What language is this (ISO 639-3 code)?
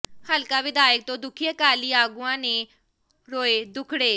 pan